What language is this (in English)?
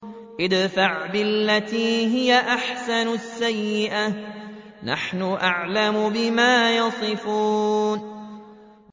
Arabic